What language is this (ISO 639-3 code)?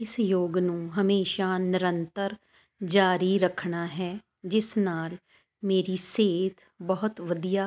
pan